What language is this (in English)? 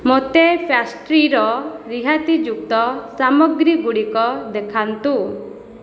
Odia